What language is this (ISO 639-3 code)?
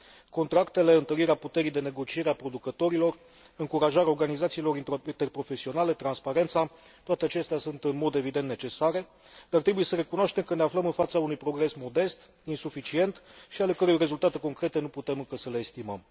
ron